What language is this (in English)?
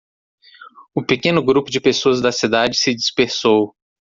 Portuguese